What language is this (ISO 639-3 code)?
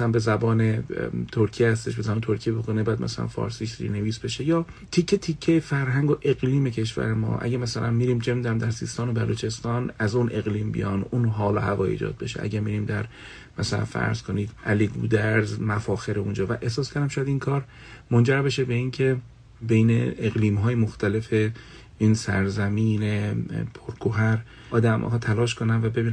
fas